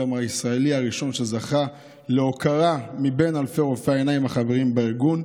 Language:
Hebrew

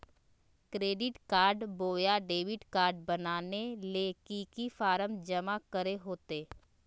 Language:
Magahi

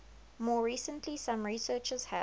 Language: English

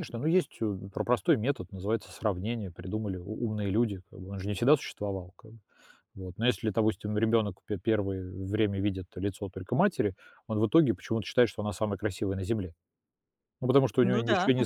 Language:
Russian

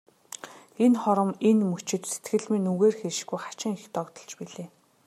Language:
Mongolian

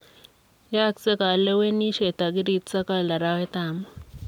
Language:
Kalenjin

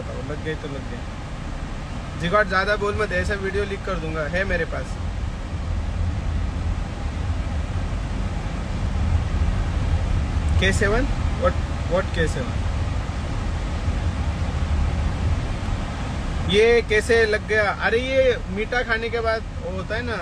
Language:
Hindi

